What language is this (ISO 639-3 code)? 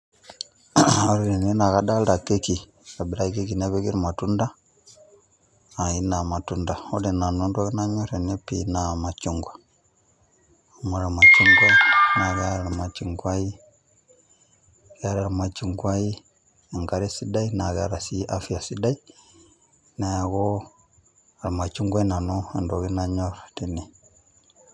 mas